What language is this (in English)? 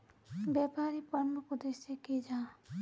Magahi